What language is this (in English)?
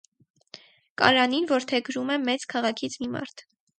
Armenian